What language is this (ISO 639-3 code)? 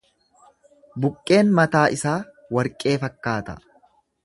orm